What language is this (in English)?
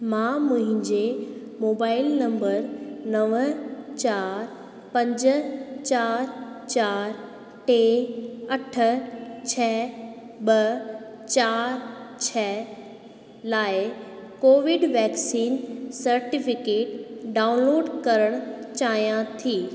Sindhi